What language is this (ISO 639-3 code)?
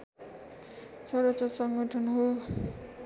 nep